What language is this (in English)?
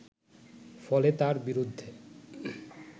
Bangla